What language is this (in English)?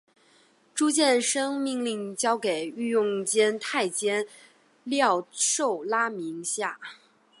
Chinese